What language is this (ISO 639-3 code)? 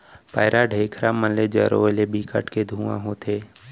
hne